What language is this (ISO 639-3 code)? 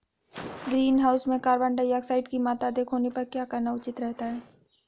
hin